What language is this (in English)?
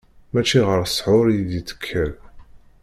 Kabyle